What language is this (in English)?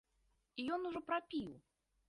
Belarusian